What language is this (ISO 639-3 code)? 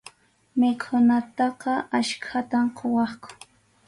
qxu